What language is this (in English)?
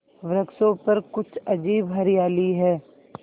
Hindi